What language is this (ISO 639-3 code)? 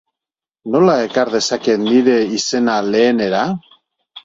eus